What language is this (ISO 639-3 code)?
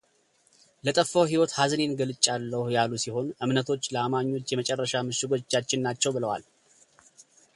amh